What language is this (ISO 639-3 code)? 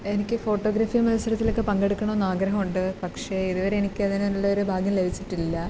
mal